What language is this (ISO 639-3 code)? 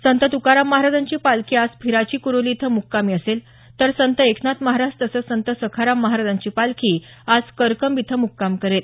mar